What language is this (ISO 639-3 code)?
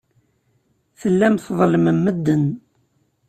kab